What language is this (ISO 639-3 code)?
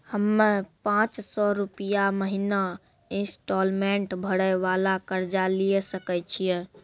mai